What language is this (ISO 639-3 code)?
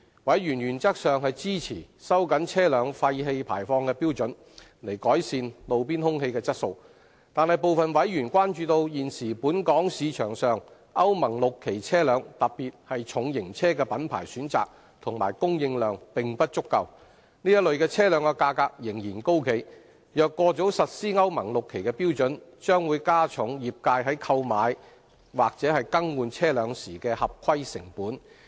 yue